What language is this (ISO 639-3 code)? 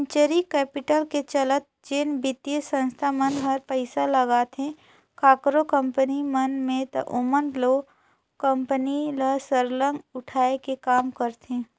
hne